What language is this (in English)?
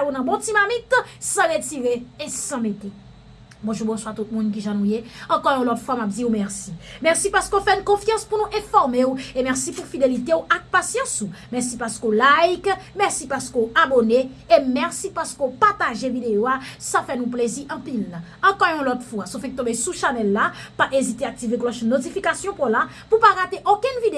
French